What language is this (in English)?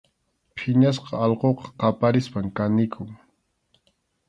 Arequipa-La Unión Quechua